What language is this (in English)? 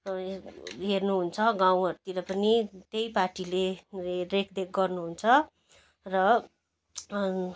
Nepali